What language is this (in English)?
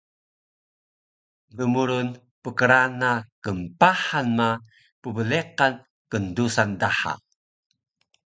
Taroko